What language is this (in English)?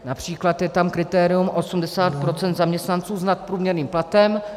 Czech